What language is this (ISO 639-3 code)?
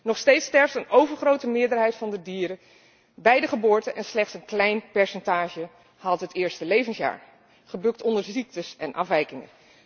nld